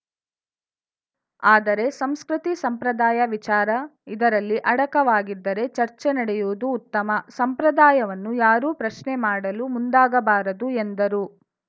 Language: Kannada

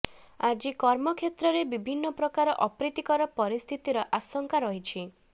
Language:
Odia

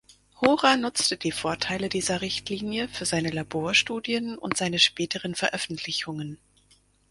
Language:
German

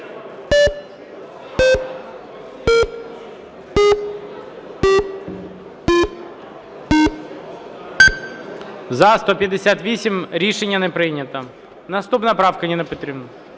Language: Ukrainian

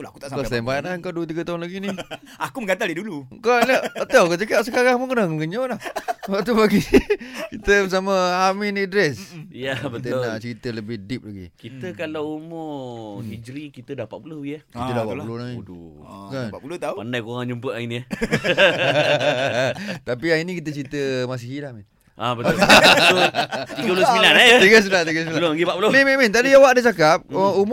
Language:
Malay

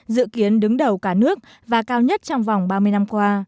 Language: Vietnamese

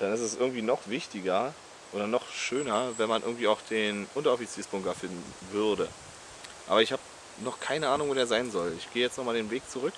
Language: German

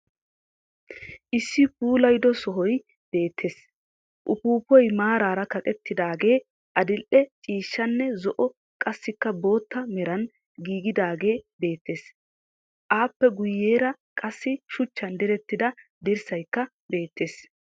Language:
Wolaytta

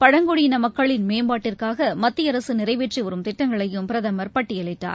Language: Tamil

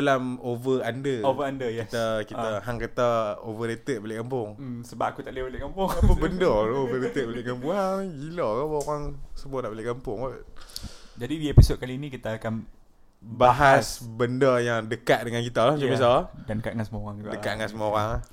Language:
Malay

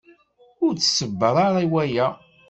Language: Kabyle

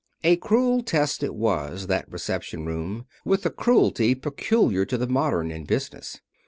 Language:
English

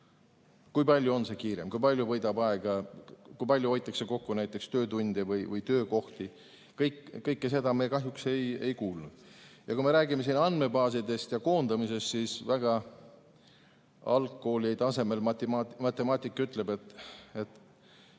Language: Estonian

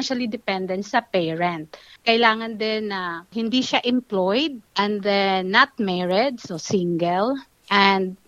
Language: Filipino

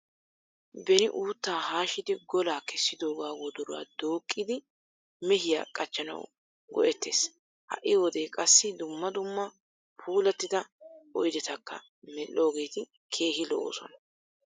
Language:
Wolaytta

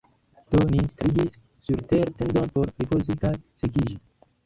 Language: Esperanto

